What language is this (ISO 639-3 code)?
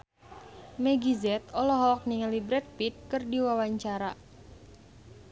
sun